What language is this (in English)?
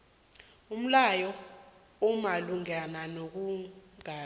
South Ndebele